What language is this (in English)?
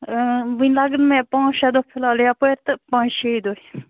Kashmiri